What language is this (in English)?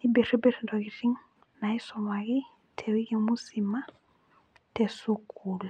Masai